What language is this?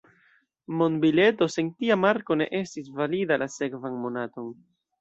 Esperanto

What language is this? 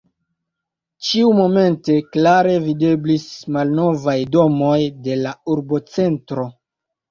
Esperanto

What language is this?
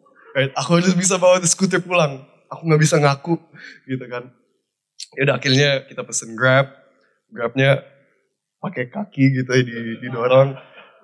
Indonesian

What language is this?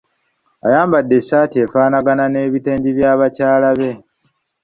Ganda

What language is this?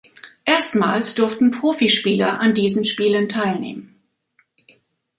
German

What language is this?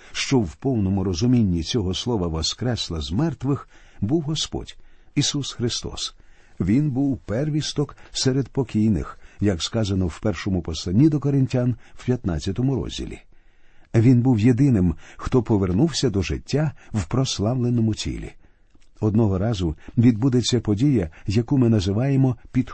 Ukrainian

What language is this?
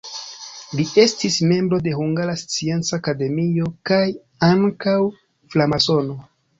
Esperanto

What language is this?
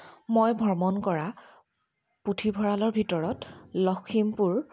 Assamese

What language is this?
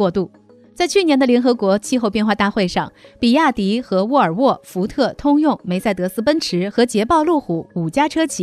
Chinese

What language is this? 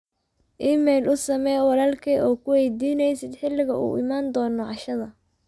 Somali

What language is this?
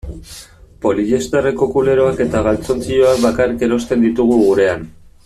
Basque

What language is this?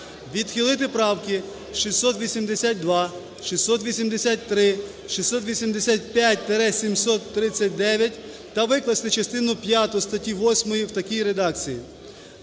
Ukrainian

